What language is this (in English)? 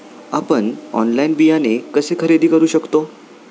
Marathi